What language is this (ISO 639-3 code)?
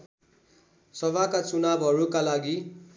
nep